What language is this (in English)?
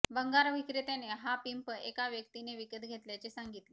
Marathi